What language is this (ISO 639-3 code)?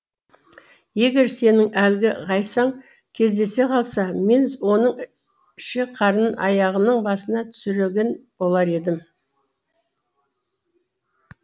kaz